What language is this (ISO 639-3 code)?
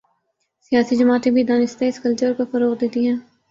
urd